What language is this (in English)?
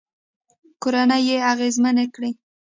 Pashto